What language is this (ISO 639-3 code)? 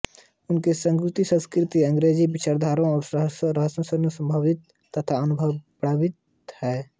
hin